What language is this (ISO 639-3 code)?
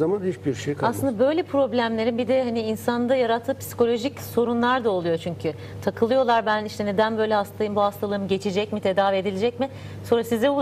tur